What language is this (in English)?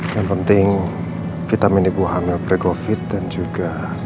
Indonesian